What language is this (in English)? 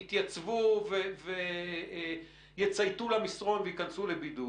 Hebrew